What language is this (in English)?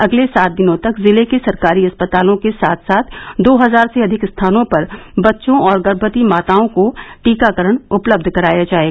Hindi